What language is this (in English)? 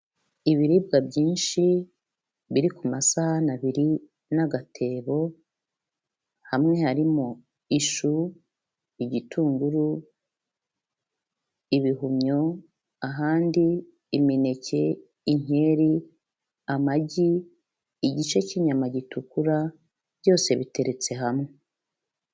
Kinyarwanda